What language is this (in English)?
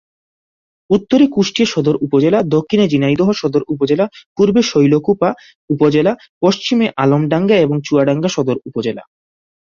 Bangla